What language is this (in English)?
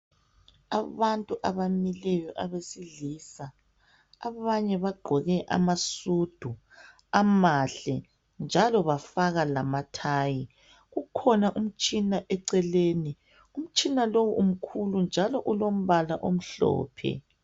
North Ndebele